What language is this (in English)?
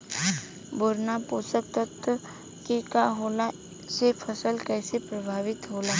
Bhojpuri